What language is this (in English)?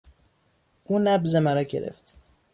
Persian